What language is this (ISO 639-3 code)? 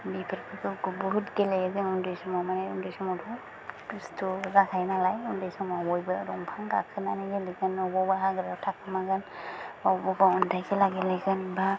brx